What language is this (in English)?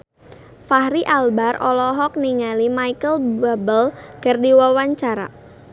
Sundanese